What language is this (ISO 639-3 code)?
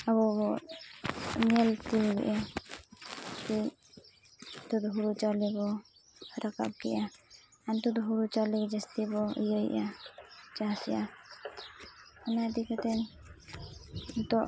sat